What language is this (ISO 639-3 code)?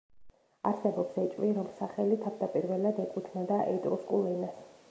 kat